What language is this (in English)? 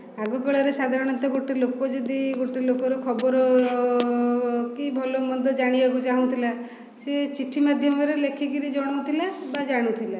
Odia